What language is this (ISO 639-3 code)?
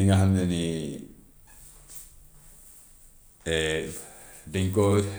wof